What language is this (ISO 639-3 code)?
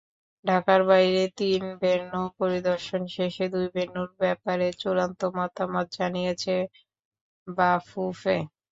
ben